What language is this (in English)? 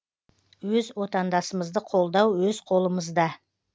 Kazakh